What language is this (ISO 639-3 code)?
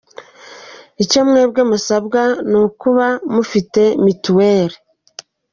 kin